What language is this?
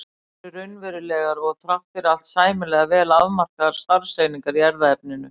Icelandic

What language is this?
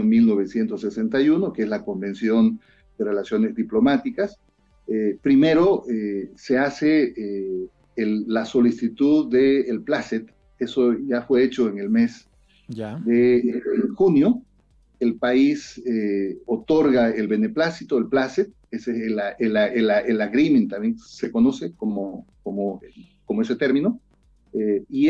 Spanish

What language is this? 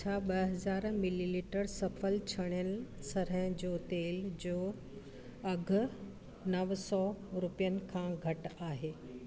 Sindhi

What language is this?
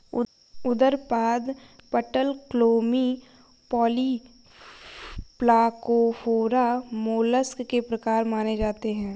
Hindi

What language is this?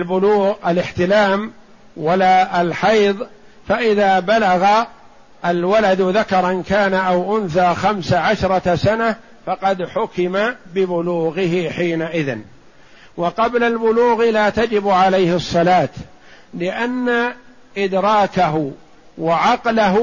Arabic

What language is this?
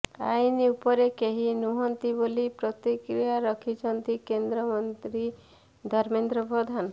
Odia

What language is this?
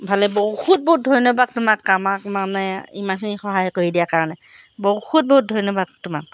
Assamese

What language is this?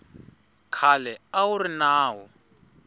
Tsonga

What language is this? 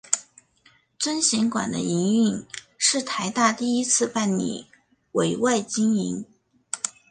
Chinese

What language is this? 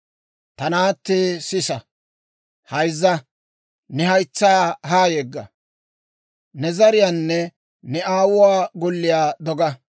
Dawro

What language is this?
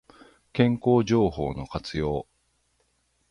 Japanese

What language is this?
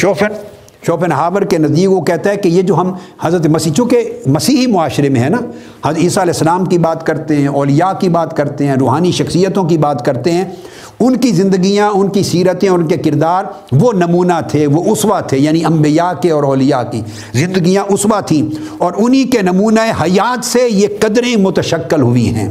Urdu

